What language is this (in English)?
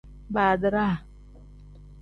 Tem